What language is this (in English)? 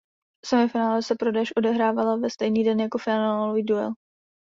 Czech